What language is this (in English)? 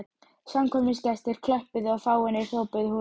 Icelandic